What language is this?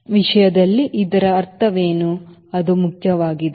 Kannada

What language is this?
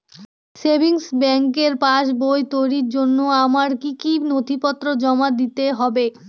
Bangla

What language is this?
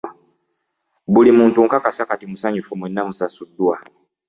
Ganda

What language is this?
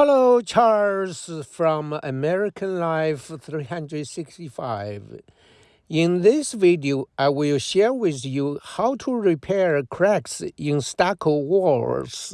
English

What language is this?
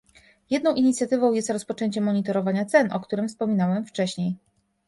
Polish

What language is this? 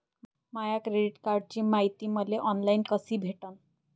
Marathi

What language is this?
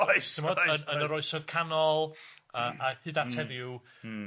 Welsh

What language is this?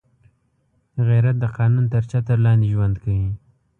Pashto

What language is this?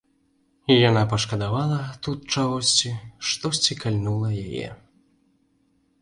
Belarusian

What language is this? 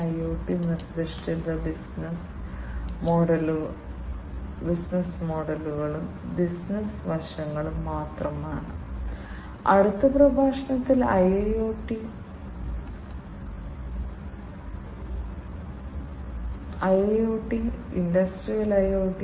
Malayalam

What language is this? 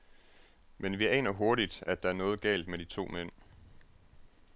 Danish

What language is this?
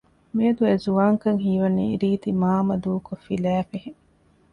Divehi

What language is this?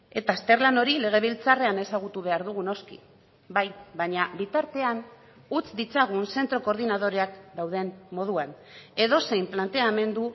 Basque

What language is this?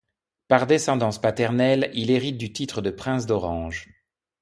French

